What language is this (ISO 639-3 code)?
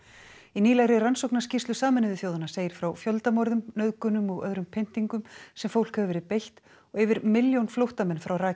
isl